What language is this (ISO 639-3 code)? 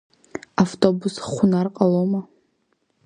abk